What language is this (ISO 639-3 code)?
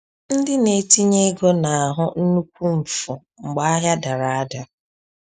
ibo